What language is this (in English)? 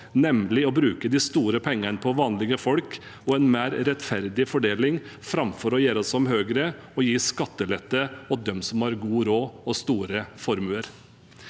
Norwegian